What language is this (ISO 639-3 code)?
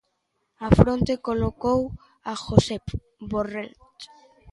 glg